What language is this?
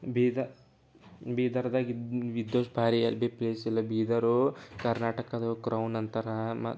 Kannada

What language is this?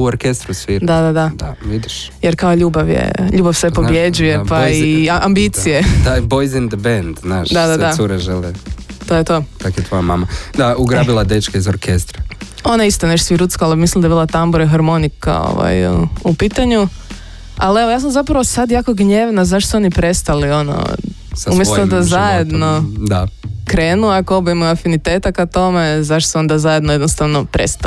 Croatian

